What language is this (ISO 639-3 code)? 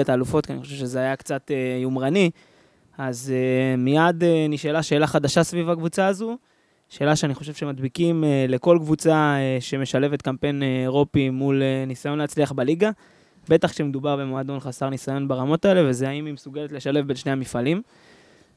heb